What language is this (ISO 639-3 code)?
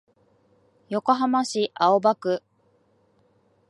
jpn